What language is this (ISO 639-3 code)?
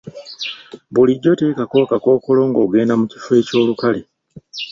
lug